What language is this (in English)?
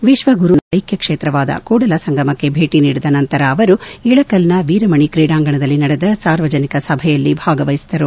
Kannada